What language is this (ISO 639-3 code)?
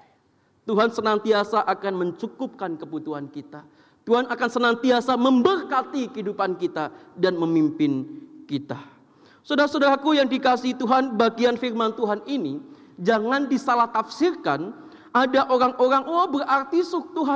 ind